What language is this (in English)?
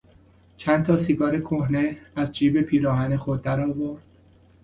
Persian